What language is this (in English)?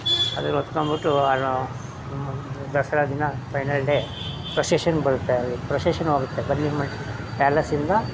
Kannada